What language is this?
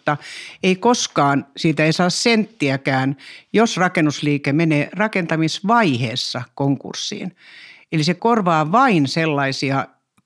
Finnish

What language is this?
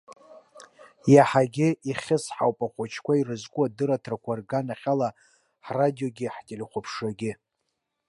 Abkhazian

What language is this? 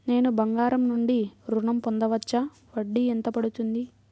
Telugu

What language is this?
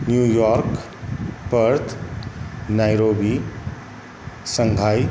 Maithili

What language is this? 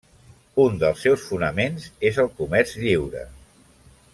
Catalan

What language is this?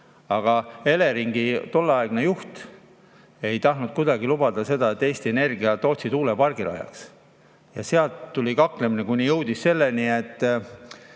Estonian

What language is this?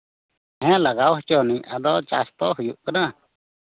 Santali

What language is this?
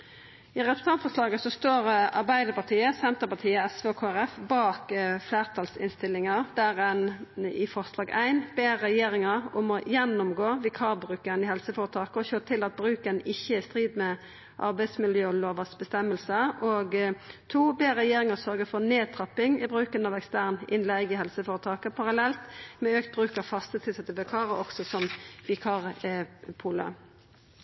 Norwegian Nynorsk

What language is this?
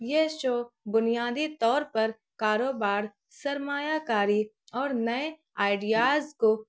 Urdu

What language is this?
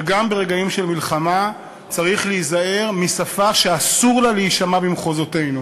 Hebrew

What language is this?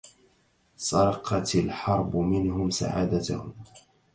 Arabic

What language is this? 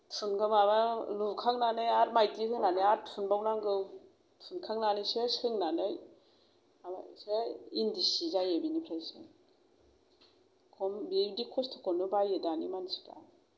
Bodo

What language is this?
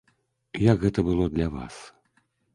Belarusian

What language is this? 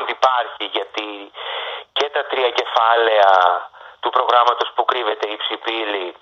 Greek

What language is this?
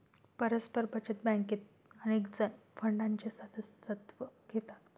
Marathi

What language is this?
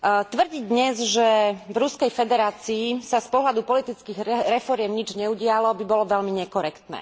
Slovak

